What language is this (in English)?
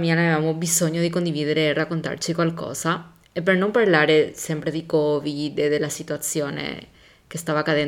Italian